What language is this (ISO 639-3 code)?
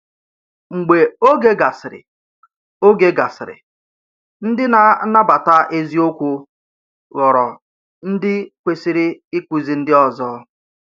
ibo